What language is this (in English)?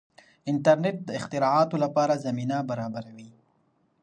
Pashto